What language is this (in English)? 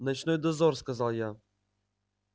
Russian